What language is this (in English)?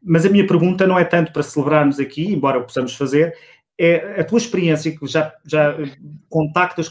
Portuguese